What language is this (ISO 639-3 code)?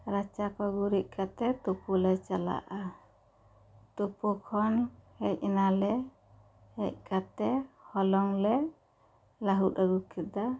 sat